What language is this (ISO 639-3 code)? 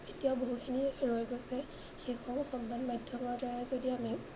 asm